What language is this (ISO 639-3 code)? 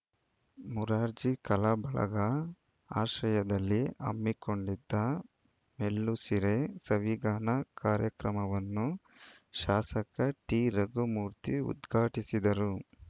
kan